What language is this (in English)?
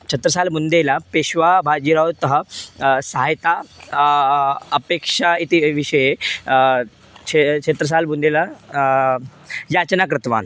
Sanskrit